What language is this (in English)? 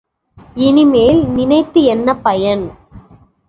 Tamil